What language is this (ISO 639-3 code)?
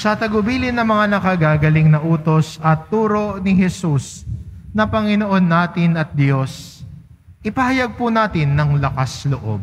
fil